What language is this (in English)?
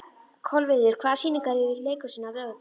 Icelandic